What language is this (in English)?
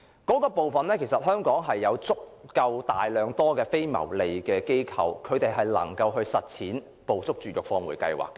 Cantonese